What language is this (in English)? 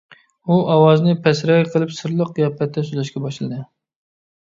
Uyghur